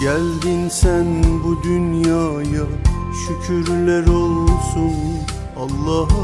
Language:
Turkish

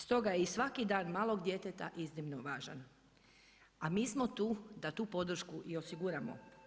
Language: Croatian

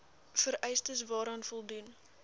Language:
Afrikaans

